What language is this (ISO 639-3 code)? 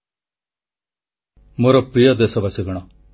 ori